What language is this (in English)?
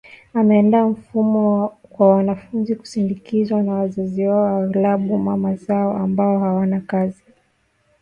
Swahili